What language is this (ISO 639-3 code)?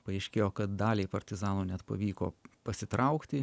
lit